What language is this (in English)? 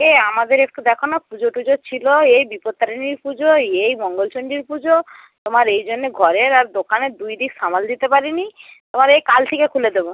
Bangla